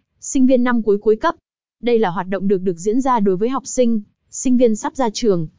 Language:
Vietnamese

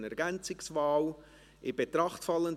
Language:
Swiss German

